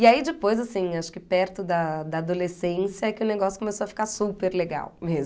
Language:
Portuguese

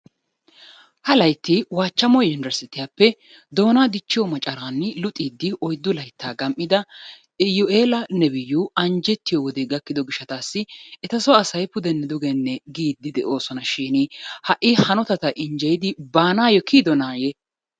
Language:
Wolaytta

